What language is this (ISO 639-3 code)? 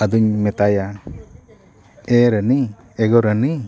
sat